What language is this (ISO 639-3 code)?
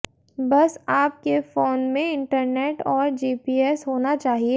hin